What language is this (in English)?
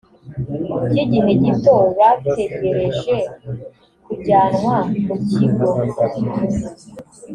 Kinyarwanda